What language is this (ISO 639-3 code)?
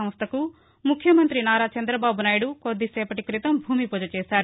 tel